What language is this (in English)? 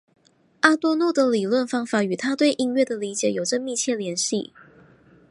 Chinese